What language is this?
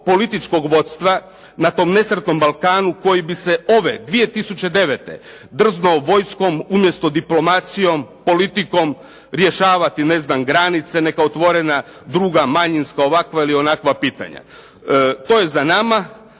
Croatian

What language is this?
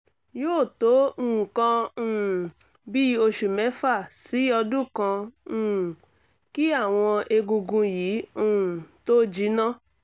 Yoruba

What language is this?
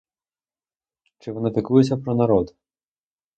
Ukrainian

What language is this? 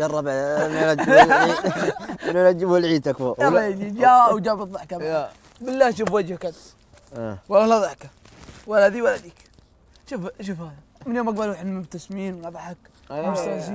Arabic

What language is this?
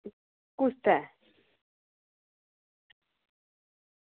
Dogri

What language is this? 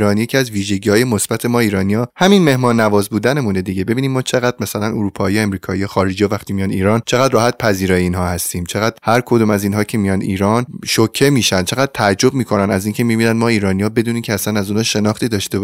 Persian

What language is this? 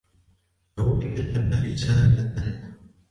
Arabic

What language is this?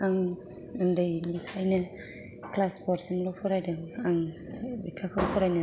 Bodo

